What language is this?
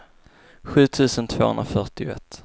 Swedish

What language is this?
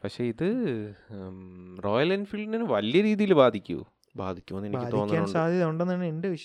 Malayalam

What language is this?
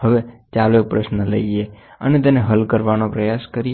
Gujarati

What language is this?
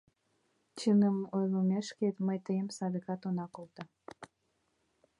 Mari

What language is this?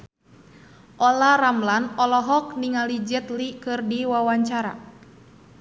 Sundanese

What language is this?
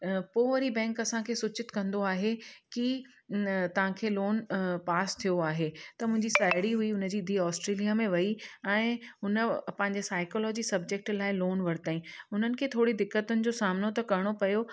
Sindhi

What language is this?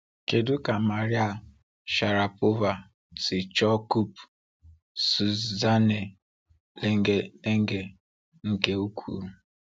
Igbo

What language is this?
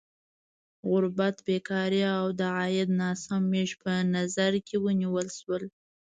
Pashto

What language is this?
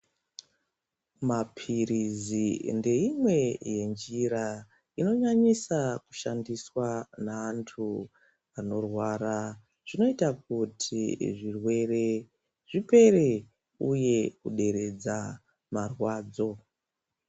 Ndau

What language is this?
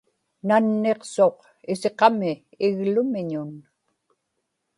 Inupiaq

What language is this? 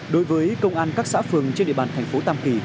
Vietnamese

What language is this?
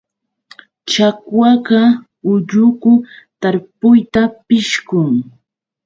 Yauyos Quechua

